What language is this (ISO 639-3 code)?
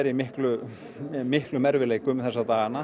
isl